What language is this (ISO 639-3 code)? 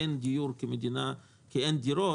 heb